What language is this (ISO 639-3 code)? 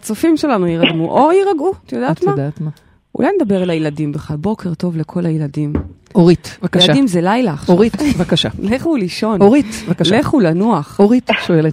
heb